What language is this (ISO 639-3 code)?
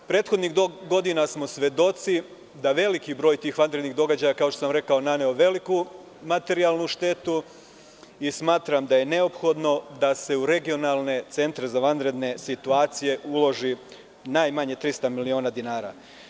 srp